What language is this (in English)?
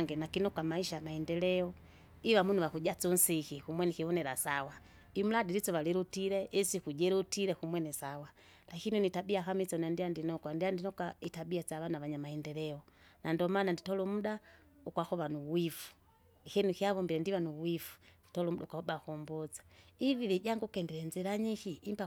Kinga